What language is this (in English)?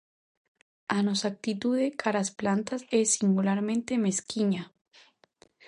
Galician